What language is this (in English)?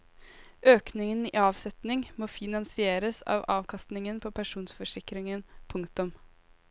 Norwegian